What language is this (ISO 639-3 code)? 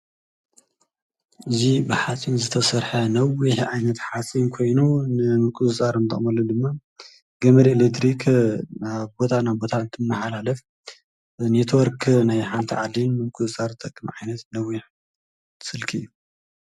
tir